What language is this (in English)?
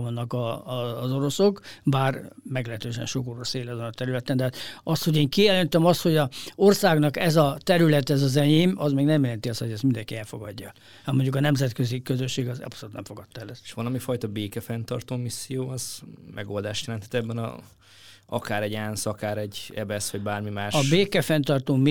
Hungarian